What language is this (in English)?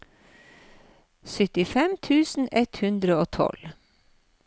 Norwegian